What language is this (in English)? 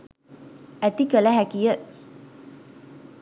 Sinhala